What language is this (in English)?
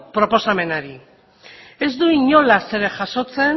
Basque